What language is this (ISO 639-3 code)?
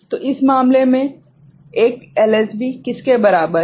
hin